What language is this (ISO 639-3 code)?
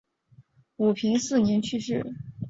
zho